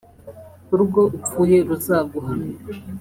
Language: Kinyarwanda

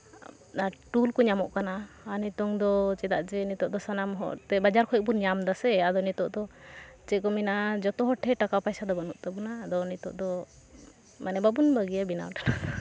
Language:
Santali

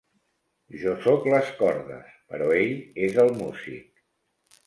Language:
Catalan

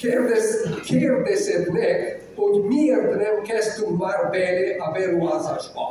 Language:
Hungarian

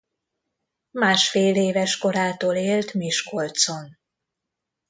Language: Hungarian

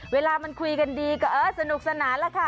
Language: Thai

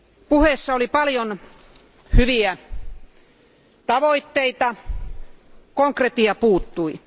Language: Finnish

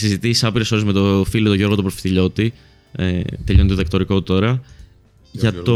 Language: Greek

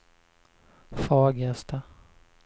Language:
Swedish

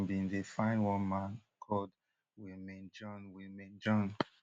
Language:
Nigerian Pidgin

